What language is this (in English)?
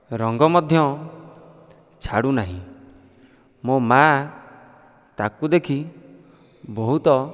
Odia